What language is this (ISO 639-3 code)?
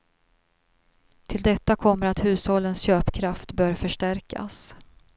swe